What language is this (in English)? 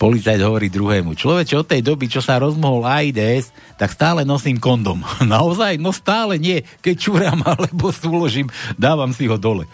Slovak